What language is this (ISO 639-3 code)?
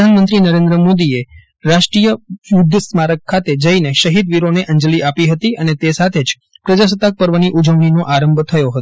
guj